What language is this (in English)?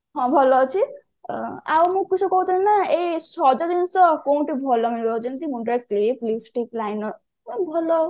Odia